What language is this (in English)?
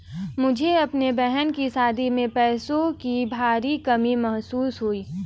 Hindi